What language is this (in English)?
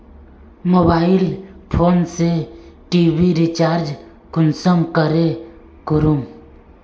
Magahi